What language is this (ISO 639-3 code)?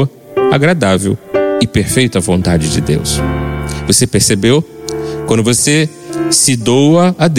por